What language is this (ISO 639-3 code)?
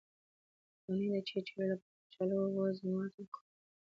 pus